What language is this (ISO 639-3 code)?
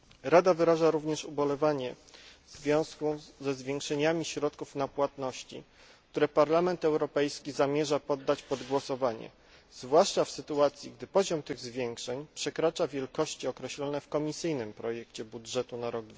pol